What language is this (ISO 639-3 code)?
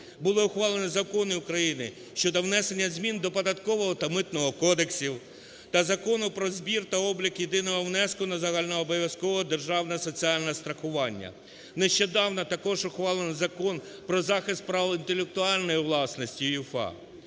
ukr